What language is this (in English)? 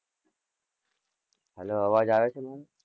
Gujarati